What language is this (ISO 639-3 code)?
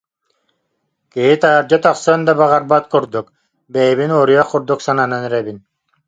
sah